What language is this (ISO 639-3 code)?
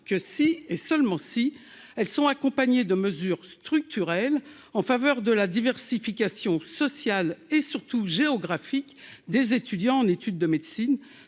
fra